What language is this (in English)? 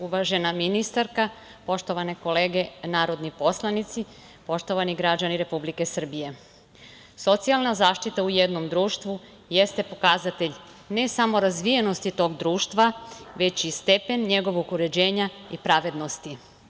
Serbian